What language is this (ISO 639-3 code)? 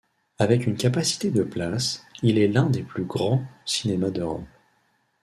fra